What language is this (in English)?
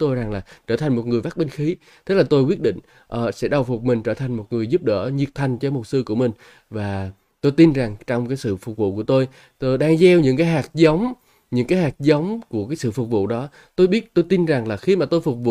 Vietnamese